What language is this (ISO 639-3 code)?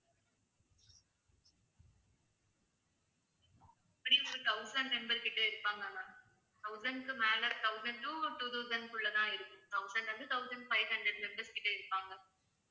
tam